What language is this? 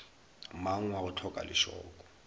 Northern Sotho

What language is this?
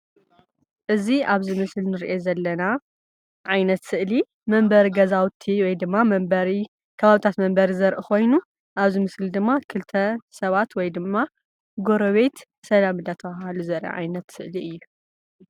Tigrinya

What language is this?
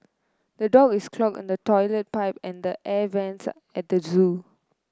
English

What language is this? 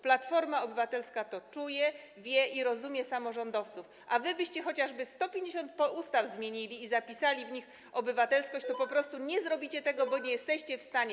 Polish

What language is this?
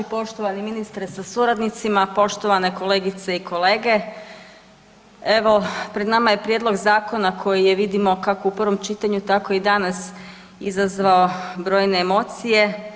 Croatian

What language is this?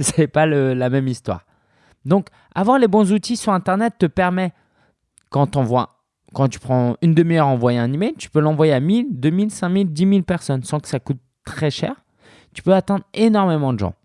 French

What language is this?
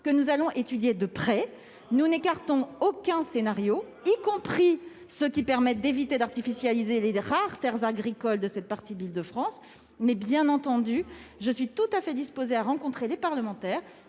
French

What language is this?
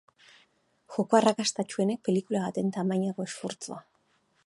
Basque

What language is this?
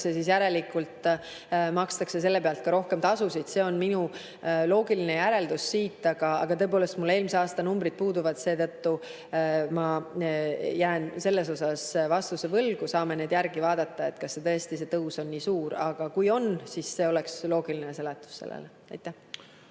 Estonian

